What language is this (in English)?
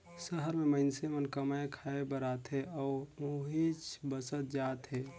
Chhattisgarhi